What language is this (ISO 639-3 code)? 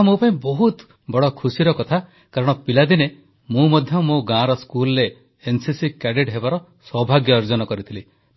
ori